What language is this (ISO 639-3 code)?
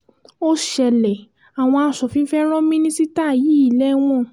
yor